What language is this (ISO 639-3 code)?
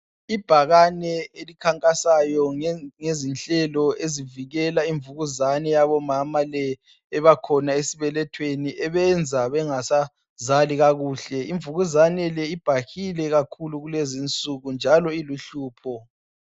nde